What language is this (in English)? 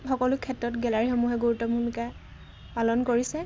Assamese